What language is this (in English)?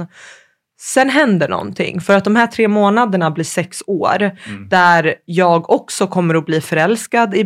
Swedish